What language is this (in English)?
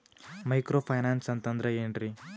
Kannada